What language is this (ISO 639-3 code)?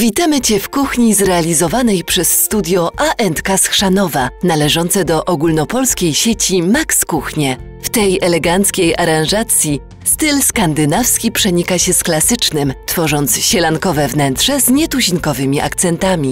pol